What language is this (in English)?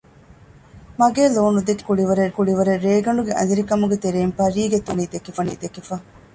Divehi